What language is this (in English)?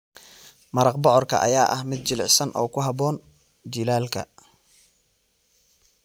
Somali